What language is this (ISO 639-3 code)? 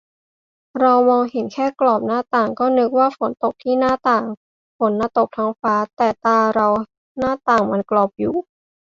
tha